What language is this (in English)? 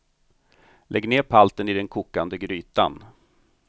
Swedish